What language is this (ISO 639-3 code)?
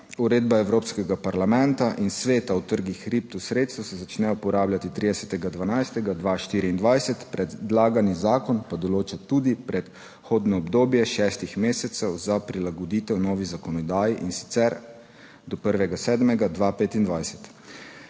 slv